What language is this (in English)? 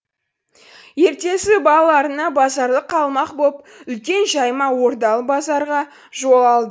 Kazakh